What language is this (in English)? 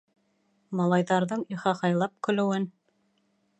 Bashkir